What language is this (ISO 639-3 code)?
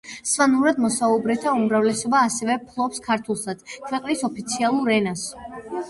kat